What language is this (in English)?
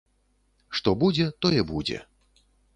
Belarusian